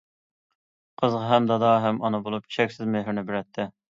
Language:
Uyghur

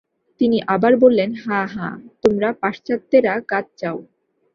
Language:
Bangla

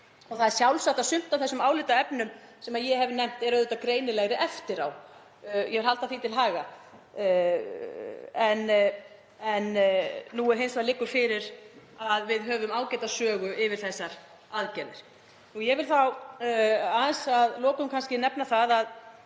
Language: Icelandic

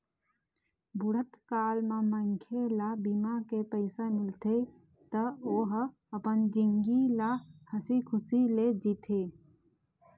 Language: Chhattisgarhi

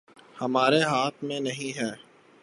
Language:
Urdu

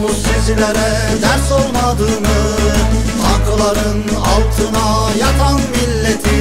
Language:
Turkish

